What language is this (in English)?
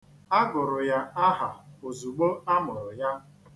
Igbo